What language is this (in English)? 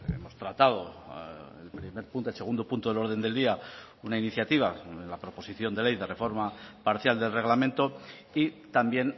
Spanish